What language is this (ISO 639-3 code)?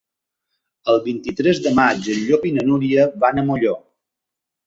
cat